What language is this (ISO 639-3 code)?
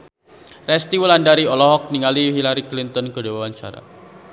sun